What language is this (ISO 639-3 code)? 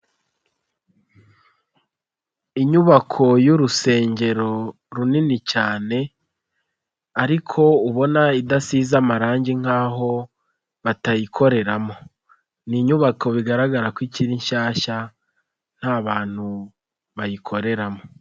kin